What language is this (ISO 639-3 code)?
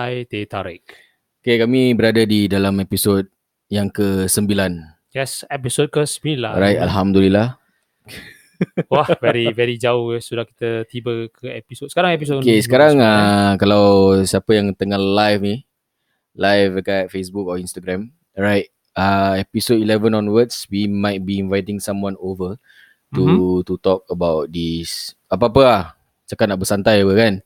msa